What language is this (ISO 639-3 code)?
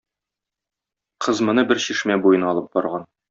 tat